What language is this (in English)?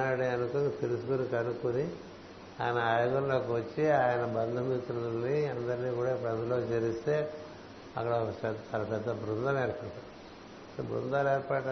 Telugu